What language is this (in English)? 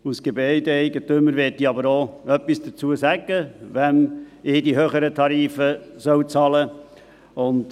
Swiss German